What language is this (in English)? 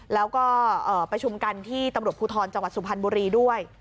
Thai